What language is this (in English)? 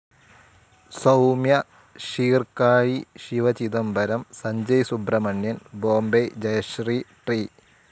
Malayalam